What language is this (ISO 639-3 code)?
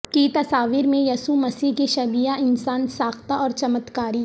urd